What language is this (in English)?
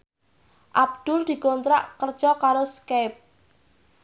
Javanese